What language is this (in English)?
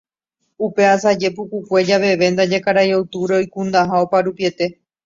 Guarani